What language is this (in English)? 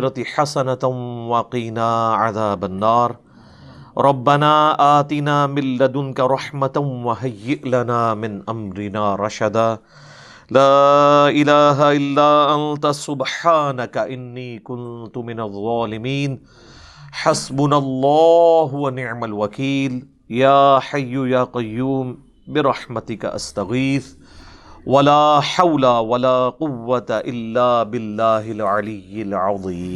Urdu